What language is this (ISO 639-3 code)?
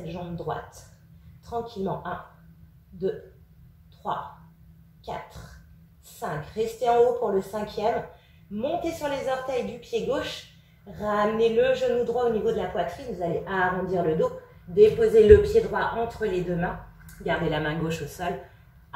fra